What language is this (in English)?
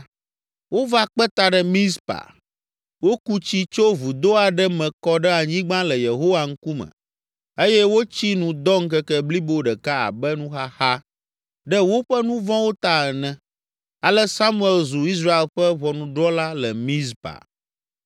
Ewe